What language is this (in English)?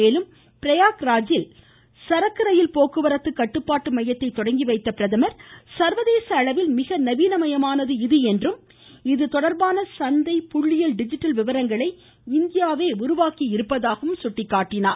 Tamil